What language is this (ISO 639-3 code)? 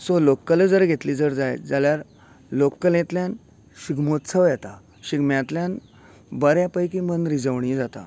kok